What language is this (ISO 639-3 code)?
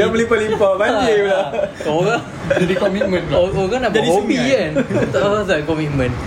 msa